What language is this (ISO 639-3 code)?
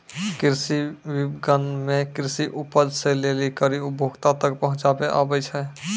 mai